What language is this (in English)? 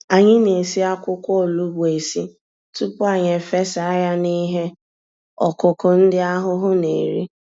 Igbo